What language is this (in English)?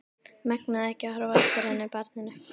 Icelandic